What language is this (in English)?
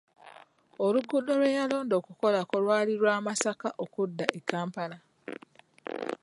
Ganda